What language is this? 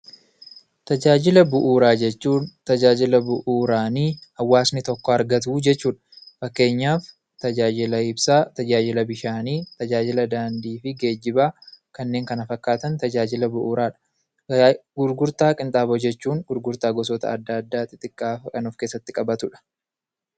Oromo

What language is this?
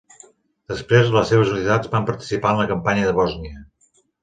Catalan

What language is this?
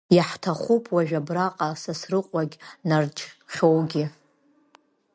Abkhazian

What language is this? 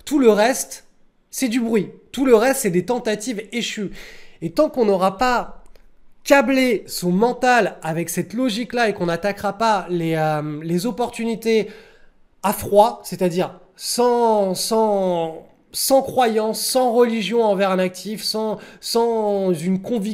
French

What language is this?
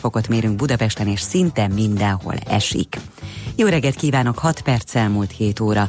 Hungarian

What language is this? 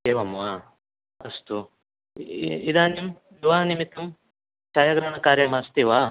Sanskrit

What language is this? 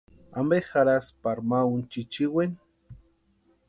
Western Highland Purepecha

